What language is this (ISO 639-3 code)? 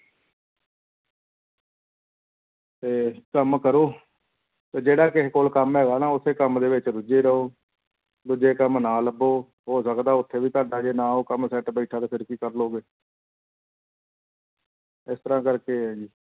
pan